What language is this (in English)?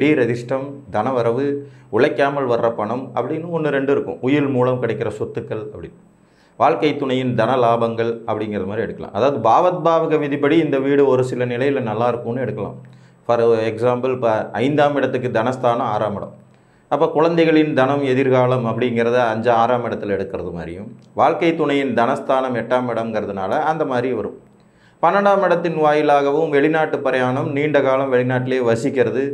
Tamil